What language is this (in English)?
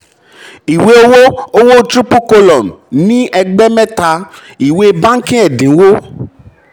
Yoruba